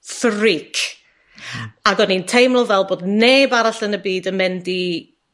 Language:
Welsh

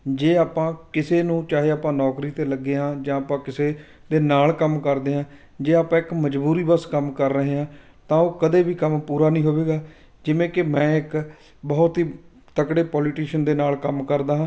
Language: Punjabi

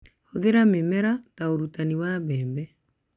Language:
Kikuyu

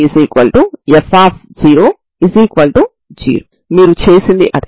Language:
Telugu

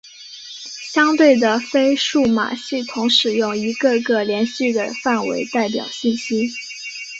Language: Chinese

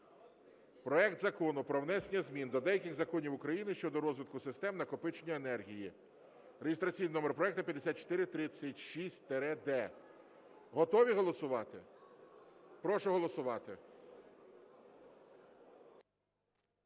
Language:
Ukrainian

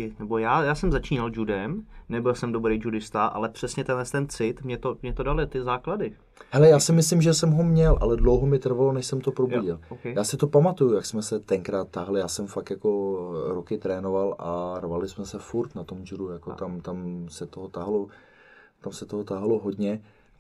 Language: Czech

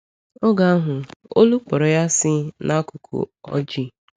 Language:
Igbo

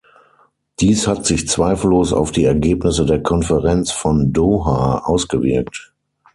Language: German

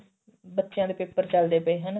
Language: Punjabi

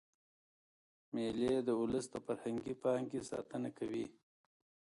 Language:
Pashto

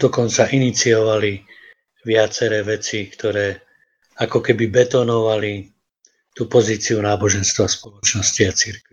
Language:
Czech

